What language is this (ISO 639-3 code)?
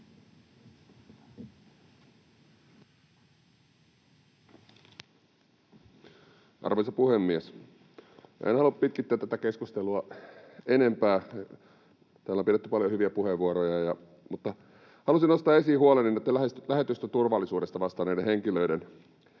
fin